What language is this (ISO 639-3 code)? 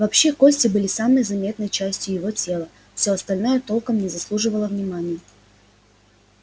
rus